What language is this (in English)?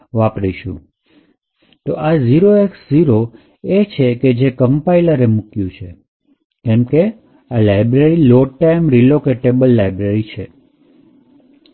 Gujarati